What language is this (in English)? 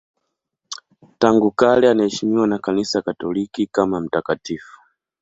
Swahili